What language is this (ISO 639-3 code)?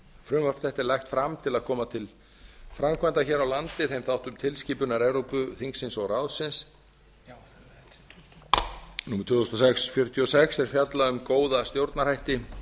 isl